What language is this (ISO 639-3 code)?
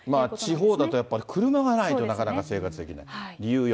jpn